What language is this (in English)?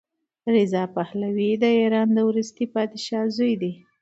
Pashto